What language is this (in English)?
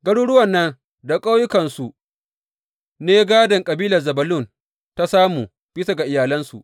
Hausa